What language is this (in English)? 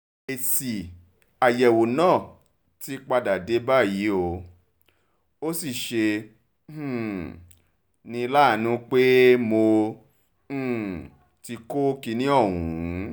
Yoruba